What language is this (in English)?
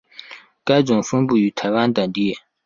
Chinese